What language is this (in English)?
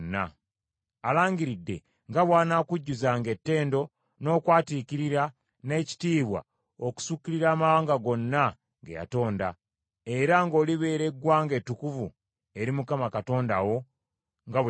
Ganda